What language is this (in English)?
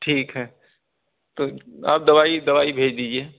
Urdu